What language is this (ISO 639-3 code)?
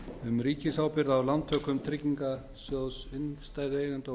isl